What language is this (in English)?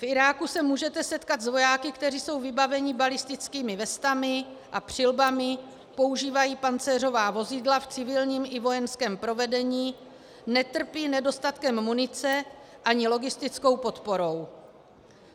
Czech